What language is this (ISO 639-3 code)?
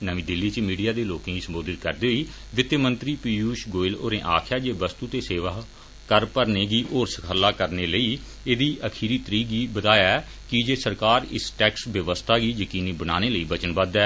doi